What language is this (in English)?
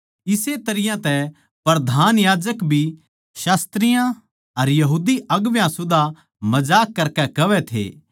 Haryanvi